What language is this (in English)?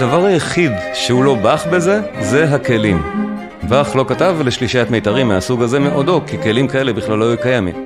Hebrew